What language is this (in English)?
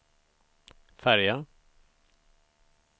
Swedish